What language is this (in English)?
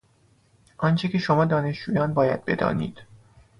Persian